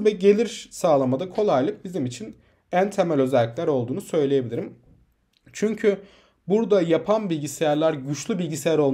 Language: Turkish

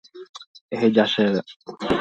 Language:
Guarani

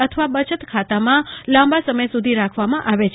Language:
Gujarati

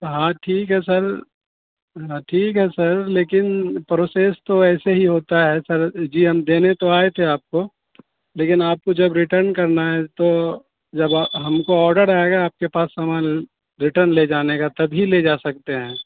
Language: Urdu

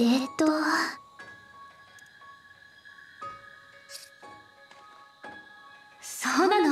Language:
Japanese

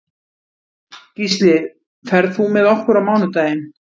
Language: Icelandic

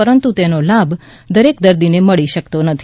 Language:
Gujarati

